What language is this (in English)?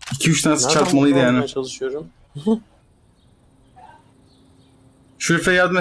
Turkish